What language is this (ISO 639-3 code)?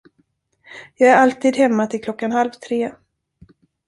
swe